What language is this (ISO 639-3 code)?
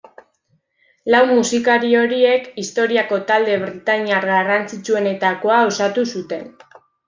eus